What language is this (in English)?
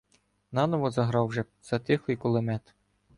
Ukrainian